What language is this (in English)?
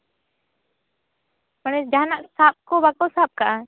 Santali